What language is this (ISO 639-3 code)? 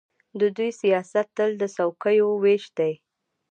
pus